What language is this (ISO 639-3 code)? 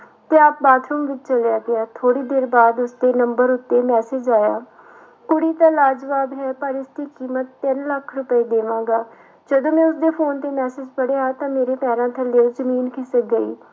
pan